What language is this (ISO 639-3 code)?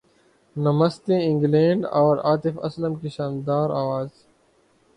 urd